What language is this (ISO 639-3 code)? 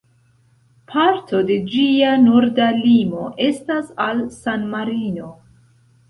epo